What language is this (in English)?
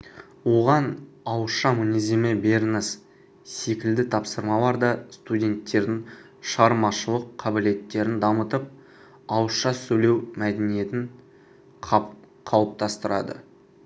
Kazakh